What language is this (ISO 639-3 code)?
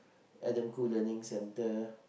eng